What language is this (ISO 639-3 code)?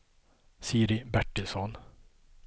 swe